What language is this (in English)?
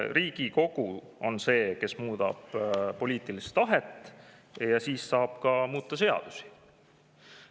Estonian